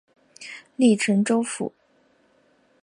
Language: Chinese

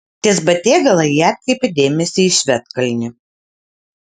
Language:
Lithuanian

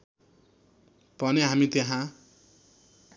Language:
Nepali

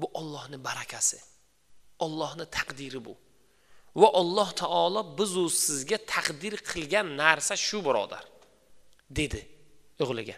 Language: Turkish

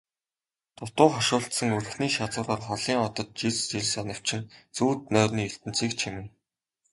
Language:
Mongolian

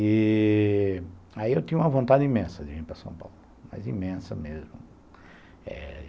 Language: Portuguese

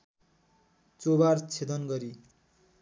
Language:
Nepali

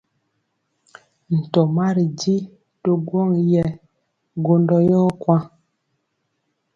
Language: Mpiemo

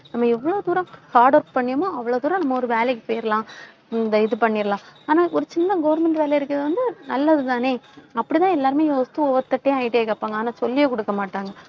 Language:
Tamil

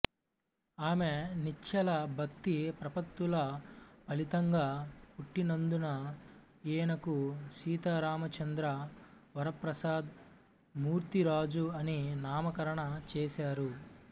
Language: Telugu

